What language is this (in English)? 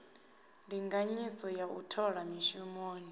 Venda